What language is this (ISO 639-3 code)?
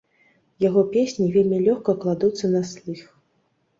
bel